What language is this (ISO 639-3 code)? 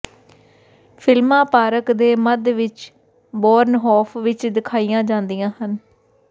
pan